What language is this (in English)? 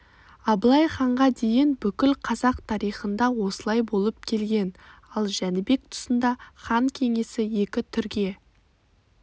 Kazakh